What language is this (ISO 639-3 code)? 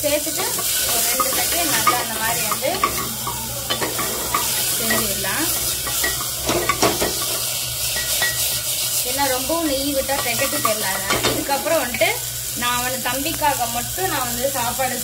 tam